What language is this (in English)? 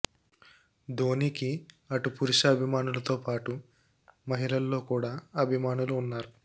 Telugu